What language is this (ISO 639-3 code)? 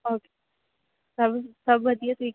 pan